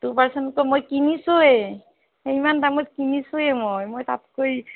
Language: Assamese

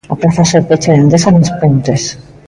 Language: Galician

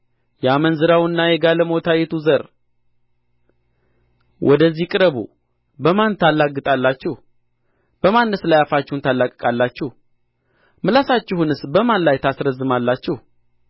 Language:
Amharic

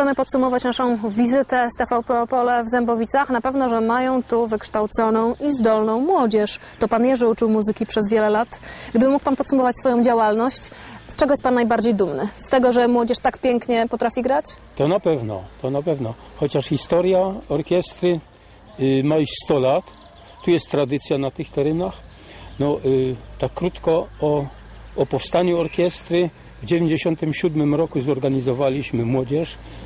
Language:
Polish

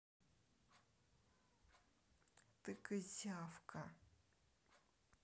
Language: Russian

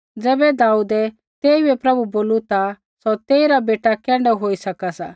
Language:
Kullu Pahari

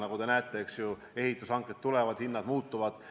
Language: Estonian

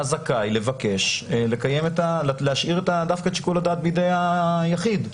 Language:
Hebrew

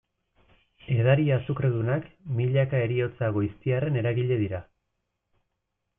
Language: Basque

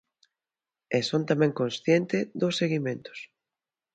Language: Galician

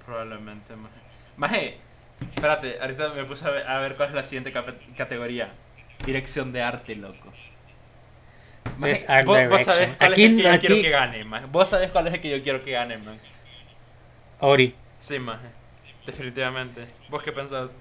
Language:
Spanish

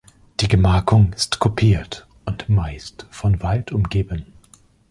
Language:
German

